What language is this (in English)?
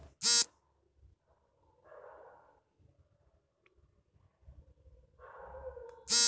Kannada